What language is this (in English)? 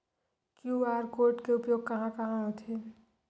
Chhattisgarhi